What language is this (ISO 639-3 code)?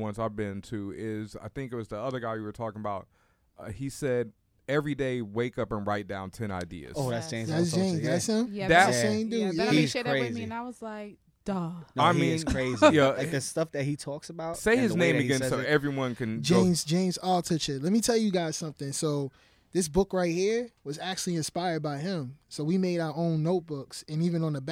eng